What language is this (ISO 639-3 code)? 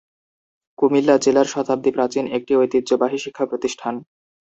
ben